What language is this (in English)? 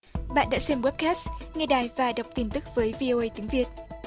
Vietnamese